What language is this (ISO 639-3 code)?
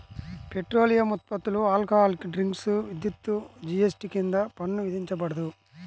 tel